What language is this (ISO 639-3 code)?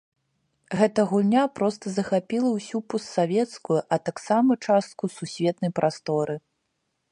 bel